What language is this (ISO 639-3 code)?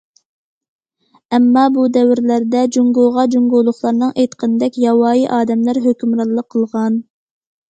uig